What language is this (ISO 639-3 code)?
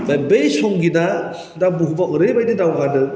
brx